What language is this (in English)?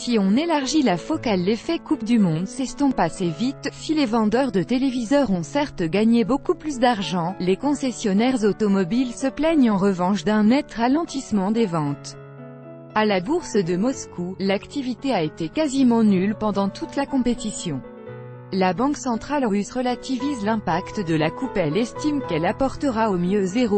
French